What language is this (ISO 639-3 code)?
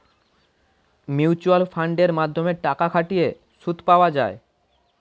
ben